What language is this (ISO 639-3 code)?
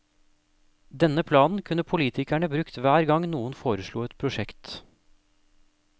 nor